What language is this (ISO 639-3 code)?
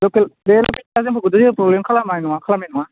brx